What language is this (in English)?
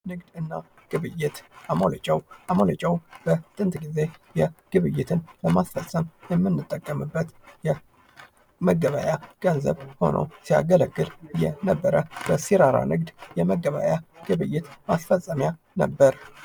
Amharic